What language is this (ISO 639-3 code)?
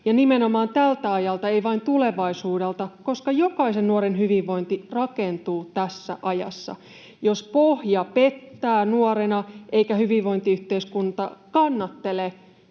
fin